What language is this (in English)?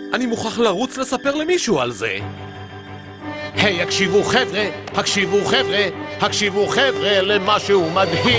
Hebrew